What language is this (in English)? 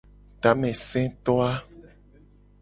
Gen